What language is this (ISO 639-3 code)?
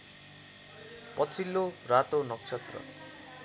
nep